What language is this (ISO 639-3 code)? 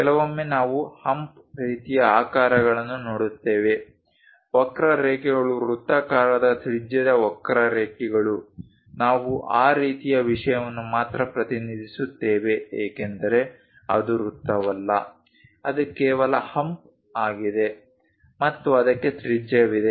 kan